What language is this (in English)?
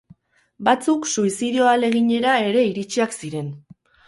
Basque